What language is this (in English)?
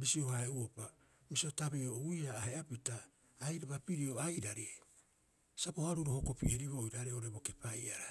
Rapoisi